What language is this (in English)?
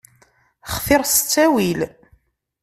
Kabyle